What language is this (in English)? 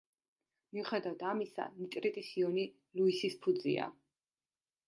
Georgian